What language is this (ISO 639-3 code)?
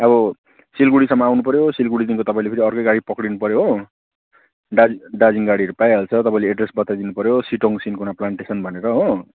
nep